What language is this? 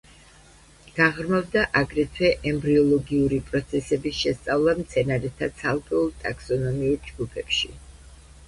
Georgian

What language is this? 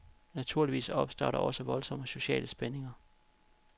Danish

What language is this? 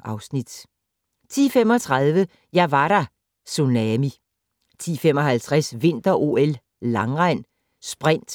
Danish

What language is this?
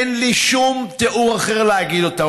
Hebrew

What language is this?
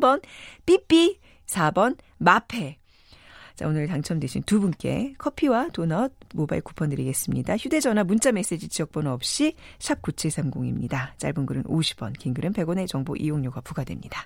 Korean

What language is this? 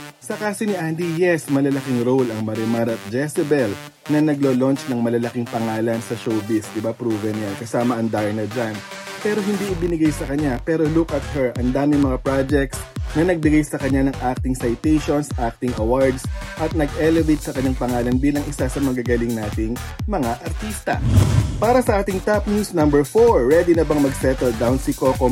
Filipino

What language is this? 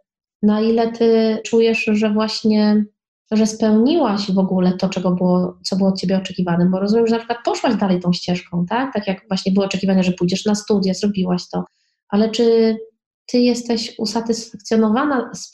Polish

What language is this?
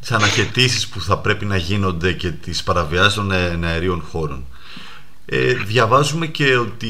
Greek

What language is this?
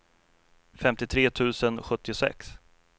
Swedish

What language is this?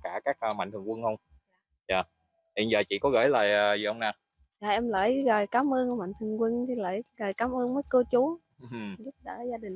Vietnamese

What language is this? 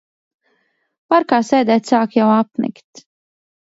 Latvian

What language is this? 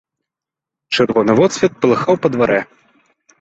Belarusian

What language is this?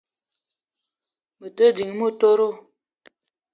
Eton (Cameroon)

